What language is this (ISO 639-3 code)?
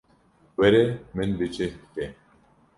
kur